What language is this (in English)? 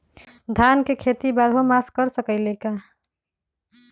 Magahi